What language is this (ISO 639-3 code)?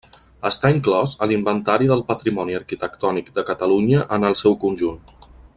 cat